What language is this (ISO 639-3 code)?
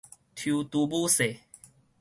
nan